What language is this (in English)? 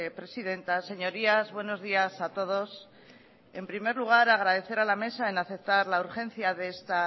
Spanish